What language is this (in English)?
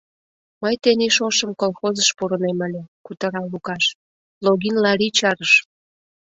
Mari